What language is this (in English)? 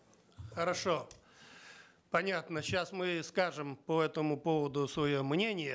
Kazakh